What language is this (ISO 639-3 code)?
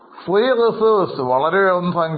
mal